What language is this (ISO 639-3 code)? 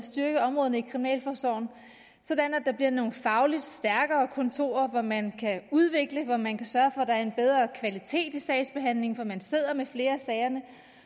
dan